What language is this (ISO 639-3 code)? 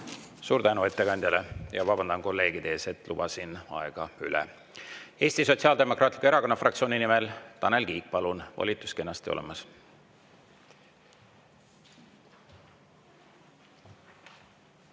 est